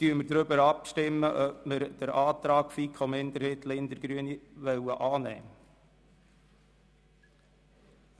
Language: Swiss German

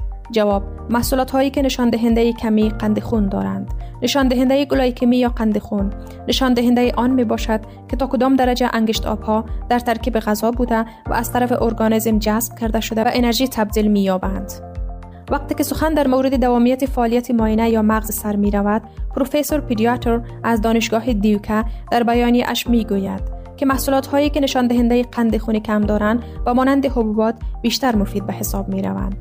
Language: Persian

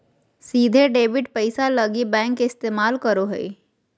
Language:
Magahi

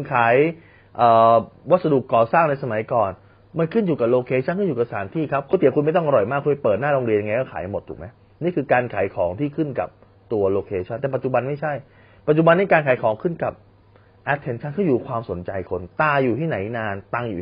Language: Thai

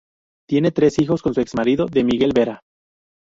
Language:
Spanish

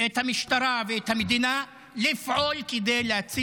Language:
Hebrew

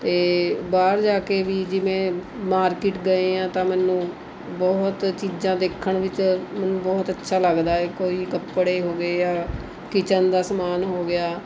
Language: Punjabi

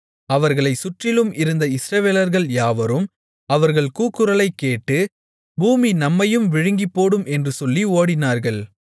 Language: Tamil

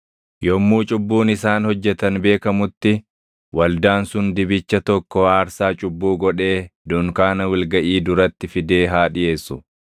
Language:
Oromo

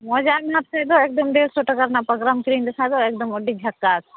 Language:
Santali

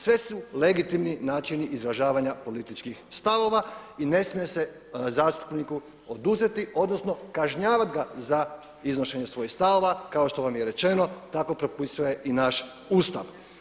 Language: Croatian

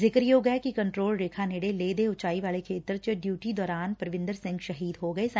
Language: Punjabi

